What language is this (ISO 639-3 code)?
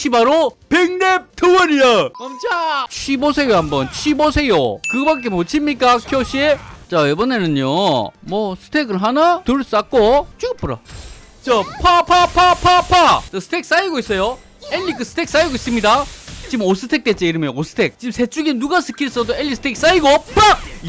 kor